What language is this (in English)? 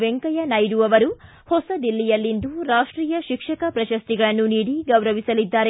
Kannada